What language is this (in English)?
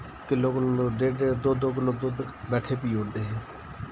Dogri